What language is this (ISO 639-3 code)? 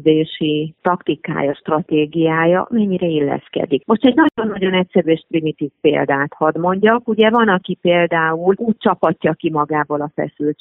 hun